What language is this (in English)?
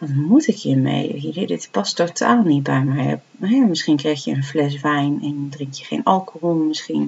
Dutch